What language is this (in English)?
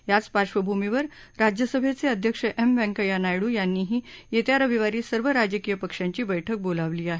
Marathi